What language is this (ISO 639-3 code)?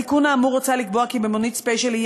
heb